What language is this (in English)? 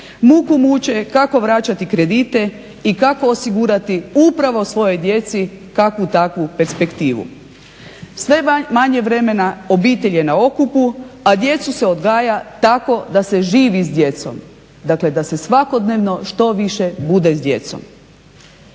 Croatian